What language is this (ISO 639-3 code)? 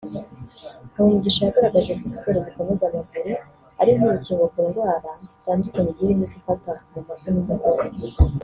kin